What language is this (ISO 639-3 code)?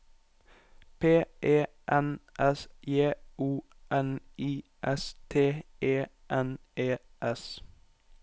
nor